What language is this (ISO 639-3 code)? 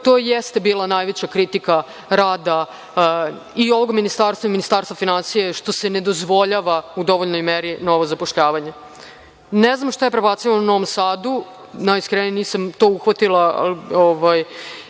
srp